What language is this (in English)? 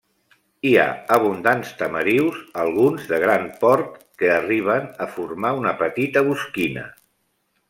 Catalan